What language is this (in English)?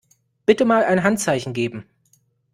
German